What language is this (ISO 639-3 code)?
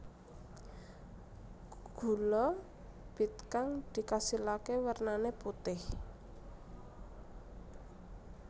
jav